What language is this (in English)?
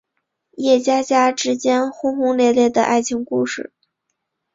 Chinese